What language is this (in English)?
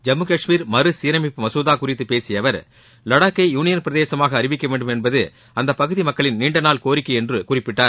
Tamil